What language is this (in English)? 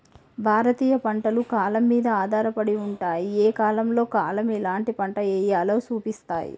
Telugu